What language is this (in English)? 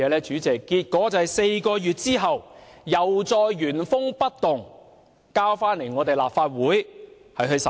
Cantonese